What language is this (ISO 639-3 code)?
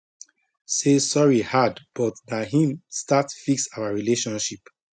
pcm